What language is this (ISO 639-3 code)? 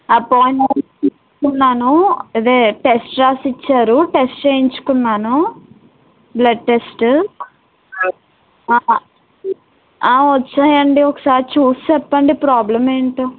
tel